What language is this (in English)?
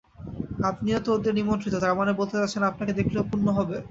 Bangla